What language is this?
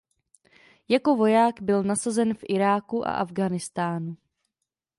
Czech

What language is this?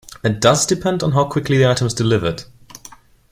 English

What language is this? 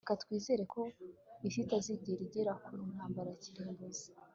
Kinyarwanda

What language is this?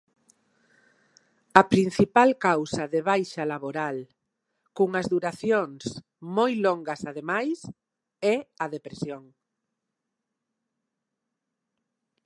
Galician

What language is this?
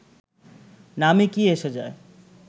Bangla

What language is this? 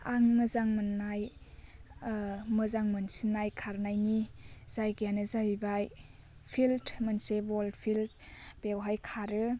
Bodo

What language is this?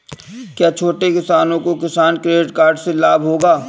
Hindi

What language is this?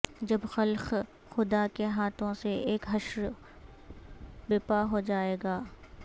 Urdu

